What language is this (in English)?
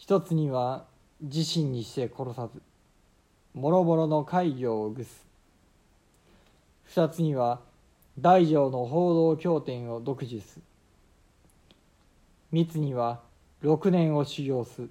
Japanese